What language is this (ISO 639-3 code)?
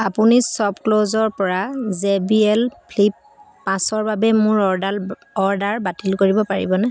asm